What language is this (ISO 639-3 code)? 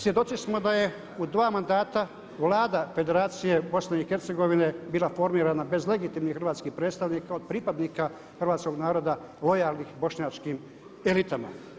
hrv